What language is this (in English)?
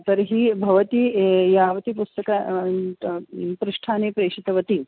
Sanskrit